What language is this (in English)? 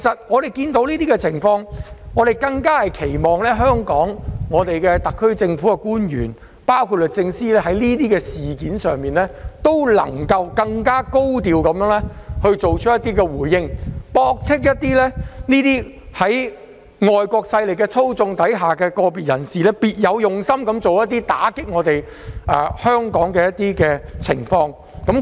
Cantonese